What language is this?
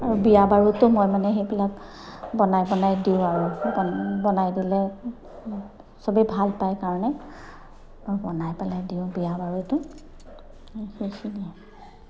Assamese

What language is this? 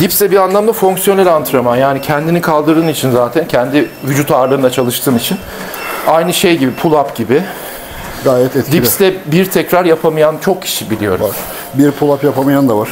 Turkish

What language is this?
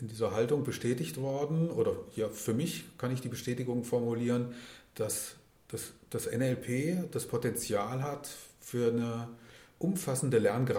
German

